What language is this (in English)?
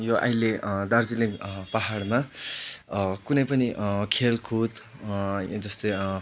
Nepali